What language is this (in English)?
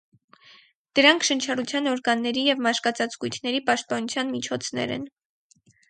Armenian